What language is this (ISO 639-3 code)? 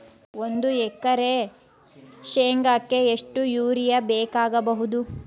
kan